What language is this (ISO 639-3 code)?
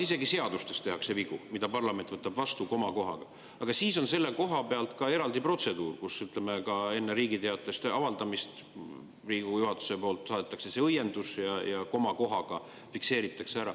est